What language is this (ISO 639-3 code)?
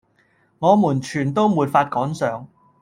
yue